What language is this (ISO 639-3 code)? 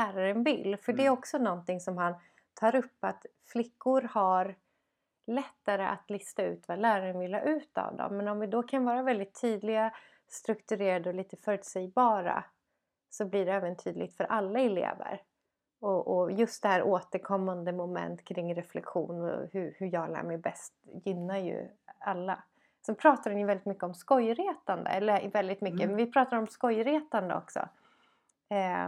swe